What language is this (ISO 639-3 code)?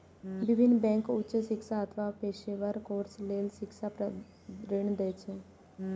mai